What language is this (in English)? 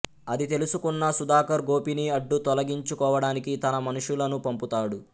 Telugu